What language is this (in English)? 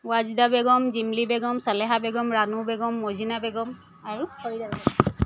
Assamese